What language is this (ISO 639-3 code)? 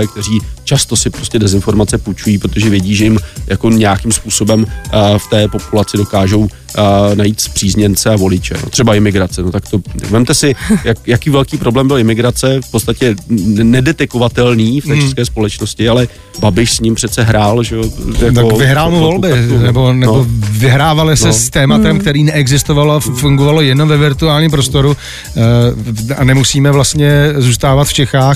ces